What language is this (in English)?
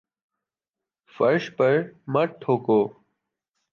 Urdu